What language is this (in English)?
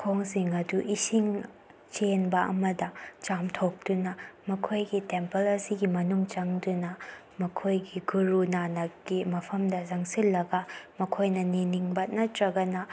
Manipuri